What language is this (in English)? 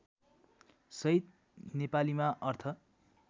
Nepali